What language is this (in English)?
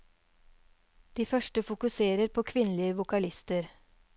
Norwegian